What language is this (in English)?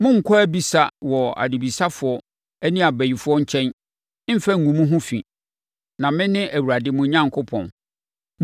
Akan